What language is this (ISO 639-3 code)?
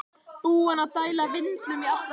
isl